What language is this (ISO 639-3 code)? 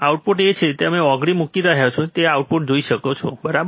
guj